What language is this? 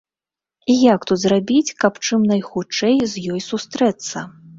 Belarusian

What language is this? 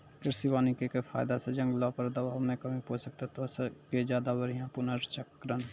Maithili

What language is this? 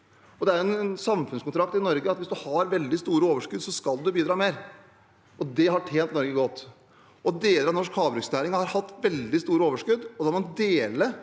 Norwegian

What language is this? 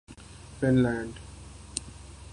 Urdu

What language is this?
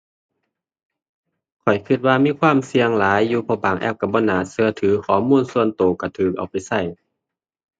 Thai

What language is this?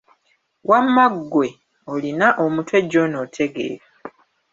Ganda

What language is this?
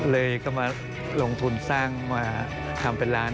Thai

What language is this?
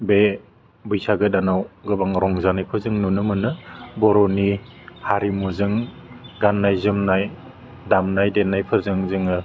Bodo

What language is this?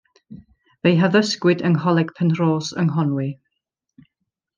Welsh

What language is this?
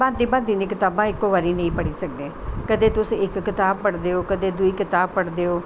Dogri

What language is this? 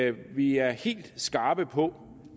Danish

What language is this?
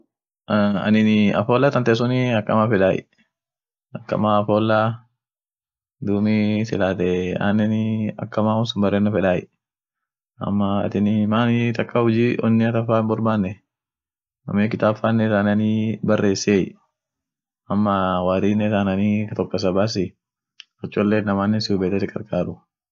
Orma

